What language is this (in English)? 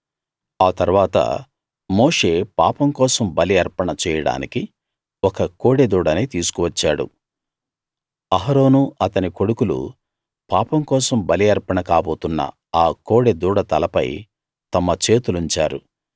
Telugu